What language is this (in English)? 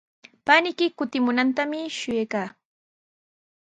Sihuas Ancash Quechua